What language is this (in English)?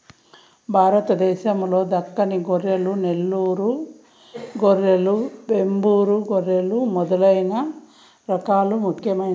Telugu